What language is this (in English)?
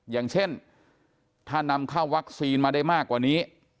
Thai